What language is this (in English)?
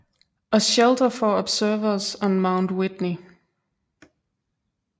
Danish